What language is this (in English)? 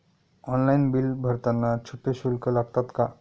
Marathi